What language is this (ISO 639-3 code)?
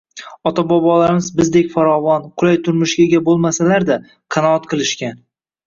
uzb